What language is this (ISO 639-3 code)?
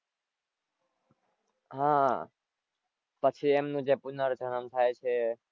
guj